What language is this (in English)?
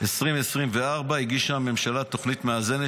Hebrew